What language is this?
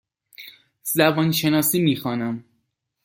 Persian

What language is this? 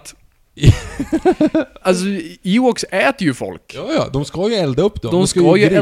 Swedish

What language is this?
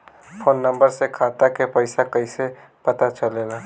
Bhojpuri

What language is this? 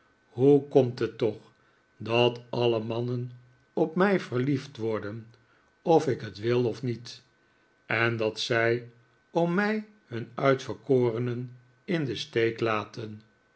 Dutch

